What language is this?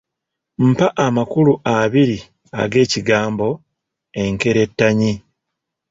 Ganda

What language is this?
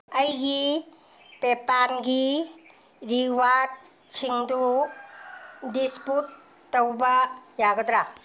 Manipuri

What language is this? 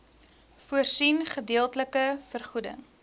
Afrikaans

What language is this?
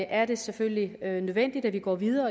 Danish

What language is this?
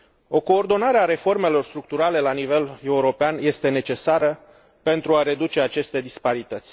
Romanian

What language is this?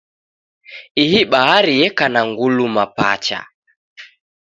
Taita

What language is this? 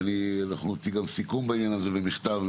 Hebrew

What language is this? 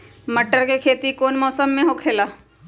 Magahi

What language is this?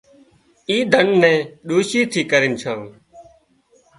Wadiyara Koli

